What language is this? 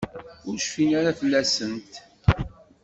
Kabyle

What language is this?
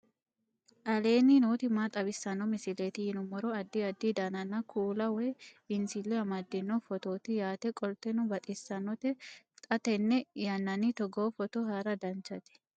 Sidamo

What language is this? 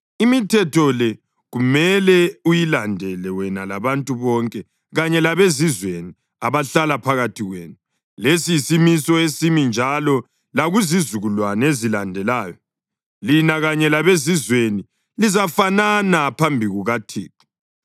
North Ndebele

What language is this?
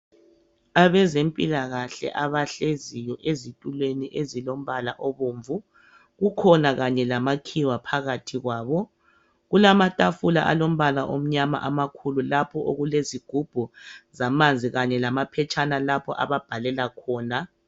North Ndebele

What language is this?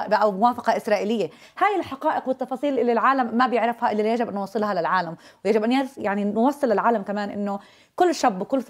Arabic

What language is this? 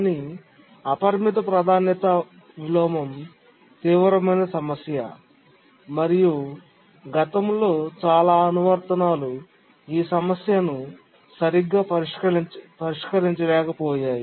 Telugu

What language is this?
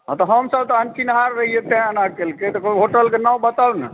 Maithili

